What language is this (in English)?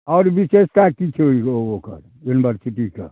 Maithili